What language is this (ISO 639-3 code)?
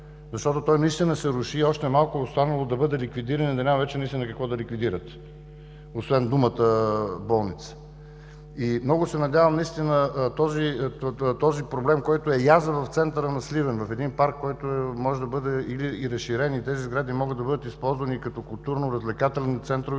bul